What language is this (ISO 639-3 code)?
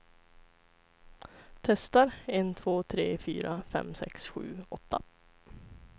swe